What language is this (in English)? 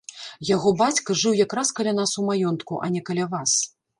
Belarusian